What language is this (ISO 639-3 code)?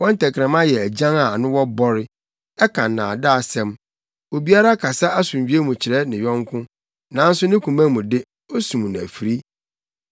aka